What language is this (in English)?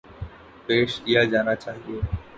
Urdu